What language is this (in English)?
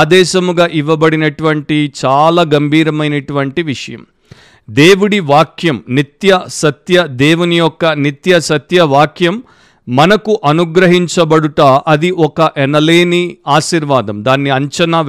Telugu